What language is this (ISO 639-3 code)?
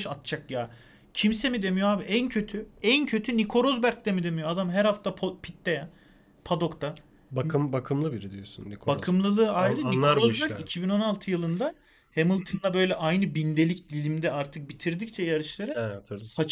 tur